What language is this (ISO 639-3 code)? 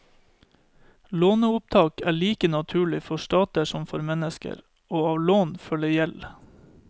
nor